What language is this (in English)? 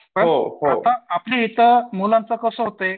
Marathi